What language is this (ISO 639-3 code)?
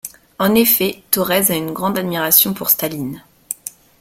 fra